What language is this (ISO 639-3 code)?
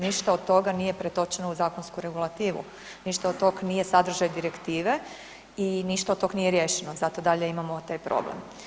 hrv